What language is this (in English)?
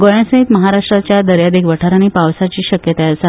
Konkani